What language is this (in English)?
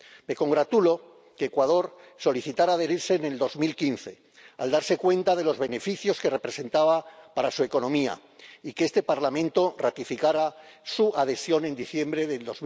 Spanish